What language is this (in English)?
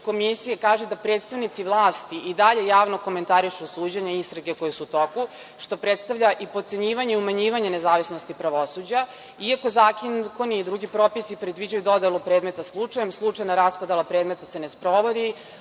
Serbian